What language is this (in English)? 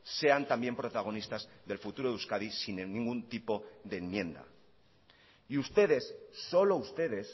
Spanish